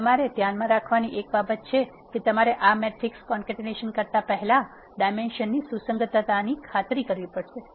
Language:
Gujarati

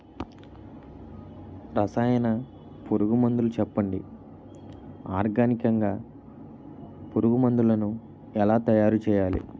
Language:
Telugu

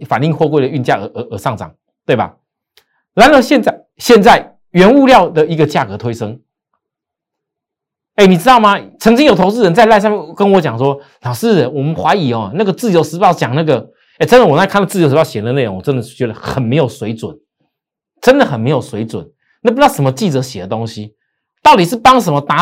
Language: Chinese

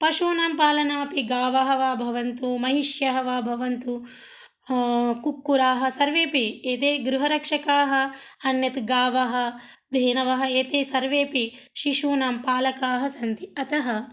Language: Sanskrit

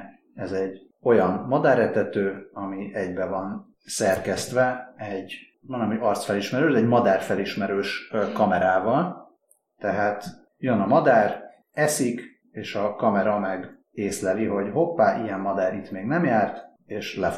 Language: Hungarian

